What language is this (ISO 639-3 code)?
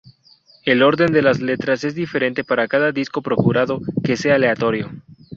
spa